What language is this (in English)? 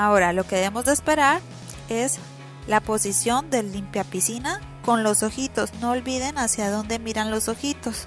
Spanish